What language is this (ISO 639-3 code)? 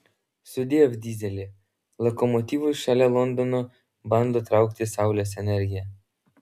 lit